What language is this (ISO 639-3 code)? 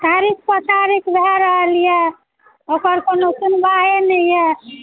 mai